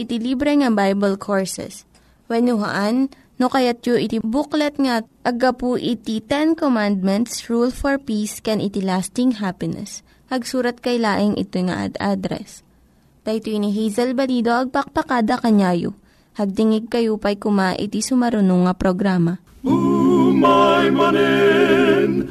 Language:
Filipino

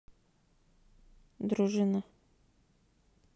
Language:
Russian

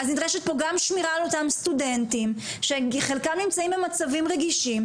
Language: Hebrew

